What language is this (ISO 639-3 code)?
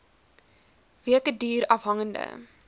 afr